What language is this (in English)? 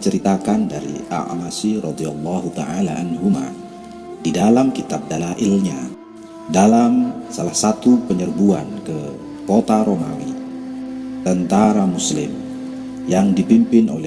Indonesian